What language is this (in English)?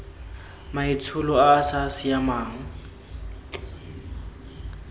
Tswana